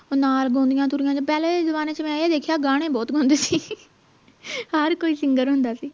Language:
Punjabi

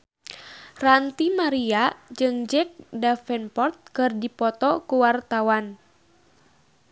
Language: Sundanese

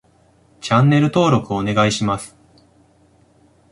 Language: Japanese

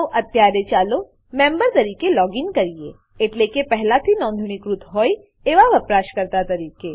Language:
Gujarati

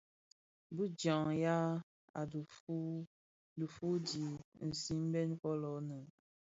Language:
Bafia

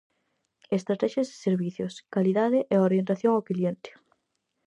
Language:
Galician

